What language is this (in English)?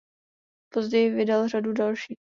Czech